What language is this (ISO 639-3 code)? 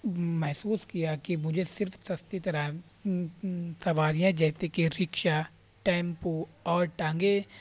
urd